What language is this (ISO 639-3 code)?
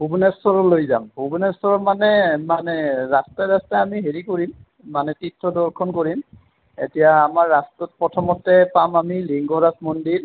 asm